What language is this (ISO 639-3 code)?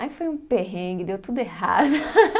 por